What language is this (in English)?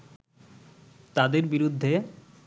Bangla